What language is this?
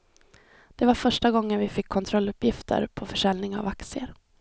Swedish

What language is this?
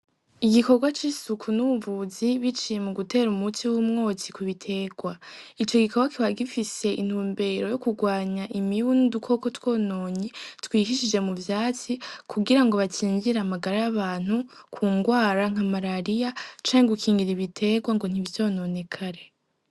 Rundi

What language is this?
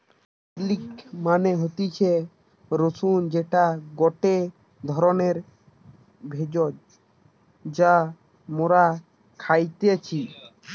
Bangla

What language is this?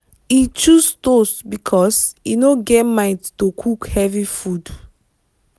Nigerian Pidgin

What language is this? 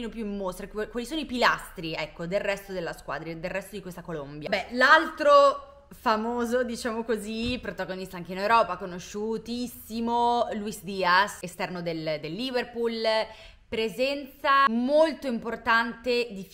Italian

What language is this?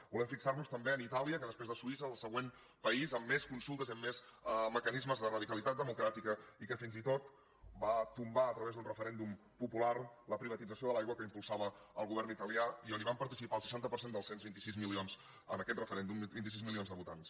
Catalan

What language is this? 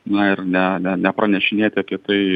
Lithuanian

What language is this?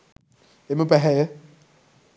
Sinhala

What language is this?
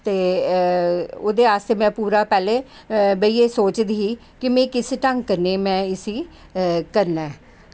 Dogri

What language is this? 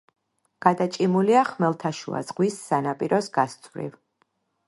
Georgian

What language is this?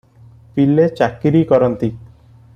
Odia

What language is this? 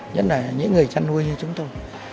Vietnamese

